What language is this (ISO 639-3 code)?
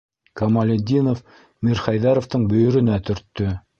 bak